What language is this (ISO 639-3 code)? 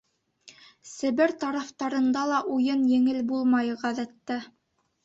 bak